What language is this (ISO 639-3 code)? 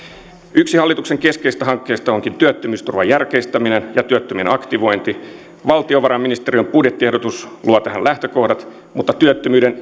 fin